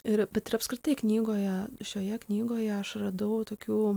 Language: Lithuanian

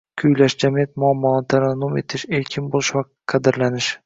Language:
Uzbek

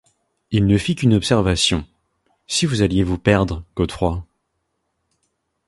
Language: French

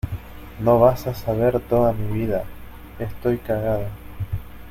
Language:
Spanish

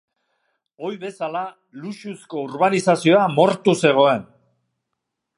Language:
Basque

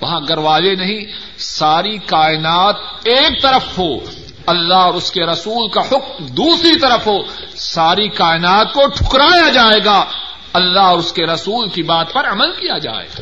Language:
Urdu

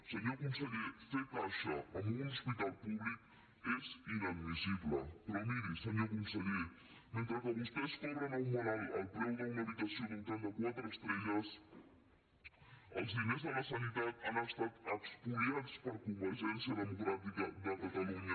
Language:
Catalan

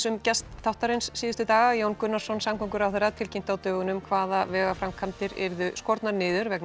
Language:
Icelandic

